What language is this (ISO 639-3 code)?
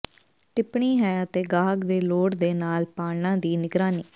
pan